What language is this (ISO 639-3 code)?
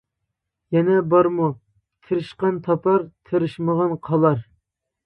uig